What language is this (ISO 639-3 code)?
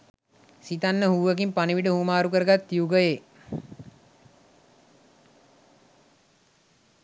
sin